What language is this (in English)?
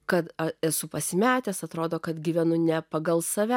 Lithuanian